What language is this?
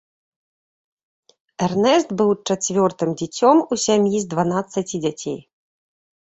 Belarusian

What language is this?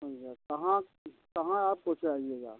Hindi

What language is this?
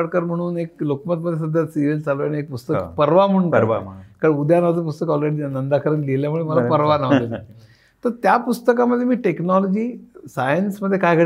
Marathi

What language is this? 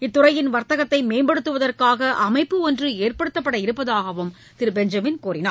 Tamil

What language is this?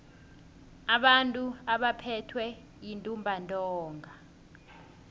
South Ndebele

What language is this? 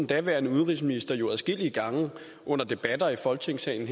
Danish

